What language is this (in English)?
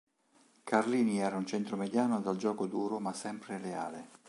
Italian